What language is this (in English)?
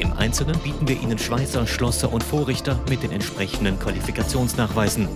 German